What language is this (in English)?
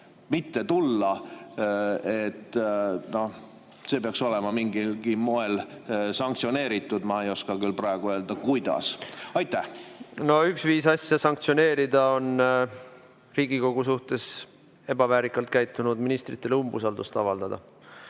Estonian